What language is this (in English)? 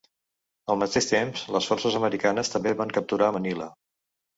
Catalan